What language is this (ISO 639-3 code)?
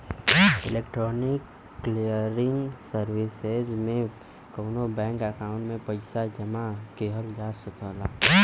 bho